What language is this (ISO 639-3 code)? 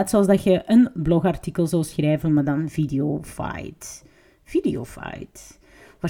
nld